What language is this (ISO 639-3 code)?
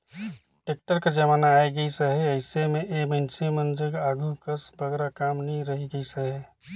hne